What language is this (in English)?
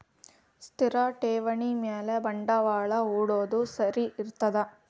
Kannada